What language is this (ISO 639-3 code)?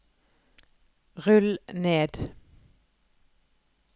nor